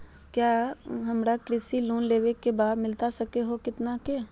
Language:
Magahi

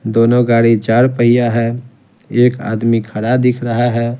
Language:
Hindi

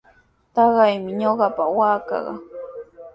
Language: Sihuas Ancash Quechua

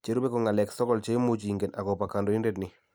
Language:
Kalenjin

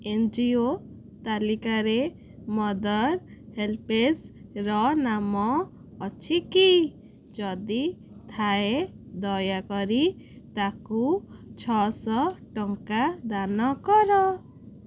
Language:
Odia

